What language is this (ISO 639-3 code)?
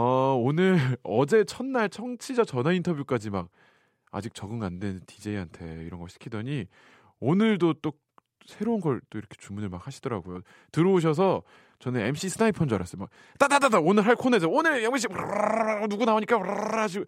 kor